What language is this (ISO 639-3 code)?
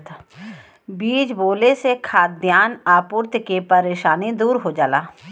bho